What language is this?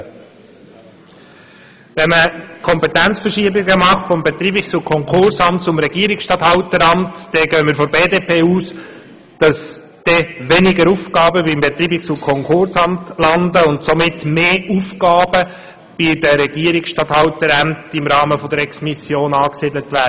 Swiss German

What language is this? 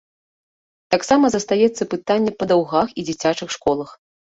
Belarusian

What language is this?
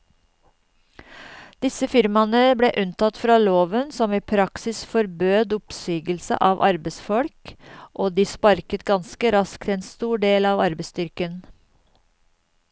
Norwegian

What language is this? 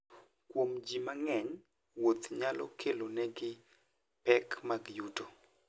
Luo (Kenya and Tanzania)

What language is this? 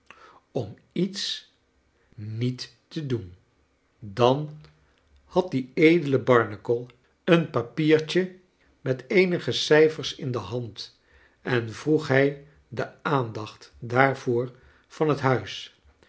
Dutch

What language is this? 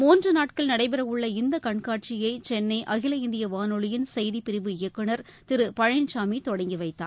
Tamil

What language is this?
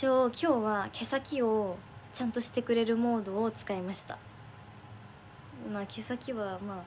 Japanese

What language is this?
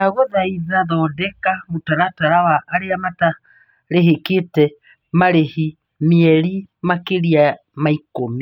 Kikuyu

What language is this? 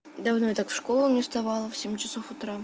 Russian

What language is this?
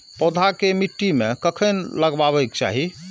Maithili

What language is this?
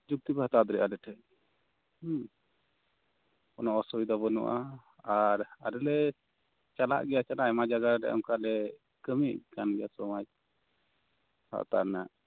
Santali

